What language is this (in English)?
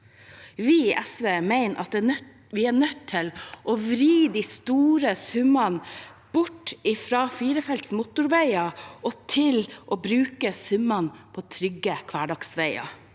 Norwegian